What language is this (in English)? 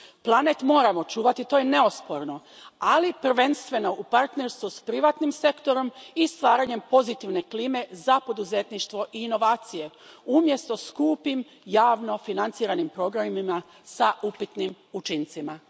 Croatian